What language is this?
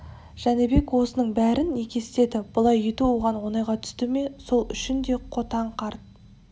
Kazakh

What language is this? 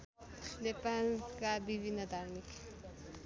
Nepali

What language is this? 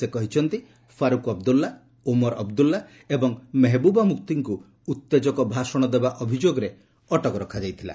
Odia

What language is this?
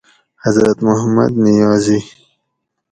Gawri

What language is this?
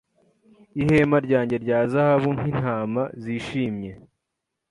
Kinyarwanda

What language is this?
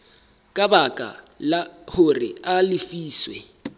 Southern Sotho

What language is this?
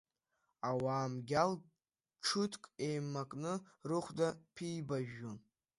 Abkhazian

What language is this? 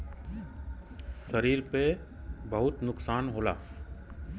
Bhojpuri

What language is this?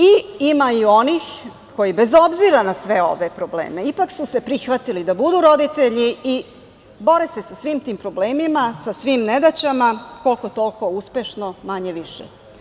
Serbian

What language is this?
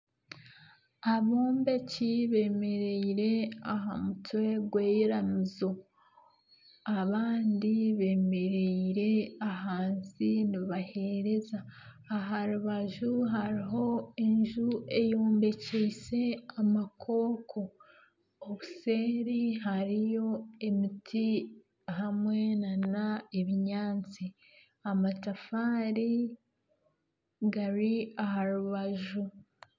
Nyankole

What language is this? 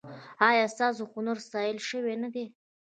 Pashto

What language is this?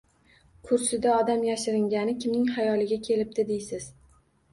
Uzbek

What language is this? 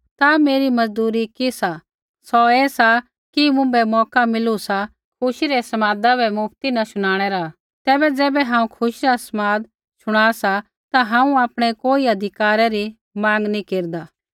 Kullu Pahari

